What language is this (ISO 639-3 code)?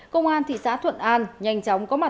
vie